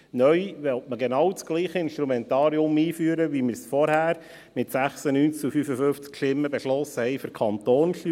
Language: Swiss German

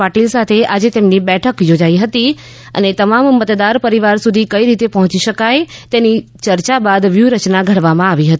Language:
Gujarati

